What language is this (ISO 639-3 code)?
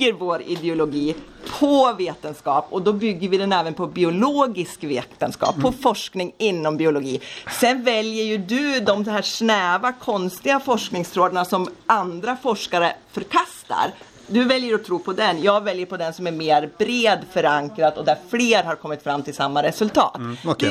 swe